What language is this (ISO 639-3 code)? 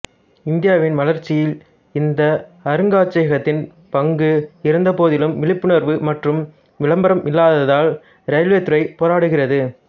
tam